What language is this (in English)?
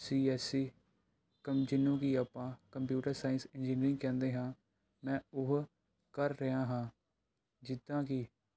Punjabi